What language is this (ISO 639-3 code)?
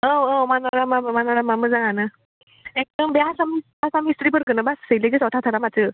brx